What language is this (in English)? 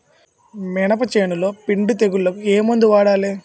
Telugu